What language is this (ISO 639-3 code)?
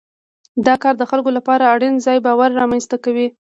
pus